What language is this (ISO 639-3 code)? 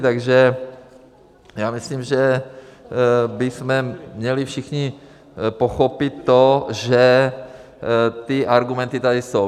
ces